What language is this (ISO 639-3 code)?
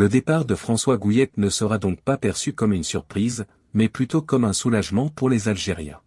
fra